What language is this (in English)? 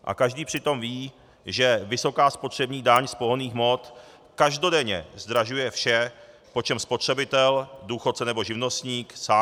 Czech